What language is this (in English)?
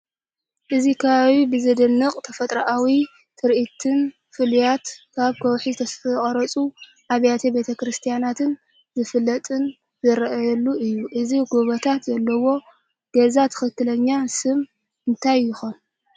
Tigrinya